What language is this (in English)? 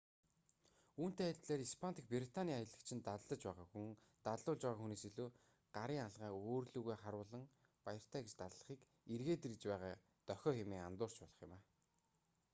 Mongolian